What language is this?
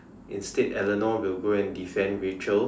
English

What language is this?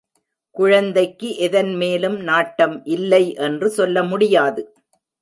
Tamil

